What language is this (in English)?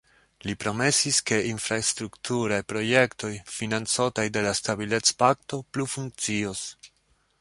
Esperanto